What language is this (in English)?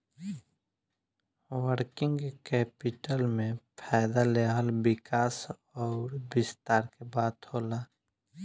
Bhojpuri